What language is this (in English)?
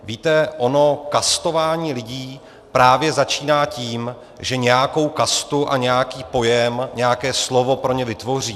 Czech